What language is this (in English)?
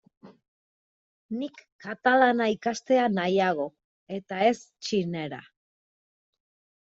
Basque